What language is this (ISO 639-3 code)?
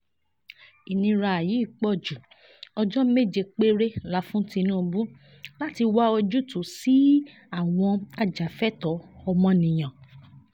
yor